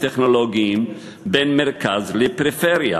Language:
Hebrew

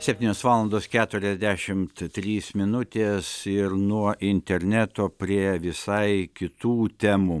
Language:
Lithuanian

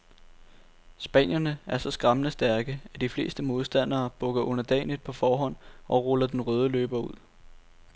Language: Danish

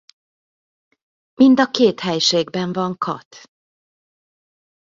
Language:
Hungarian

